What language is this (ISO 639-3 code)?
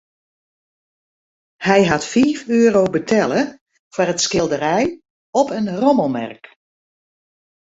fry